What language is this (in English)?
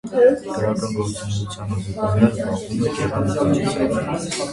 Armenian